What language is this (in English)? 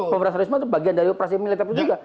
Indonesian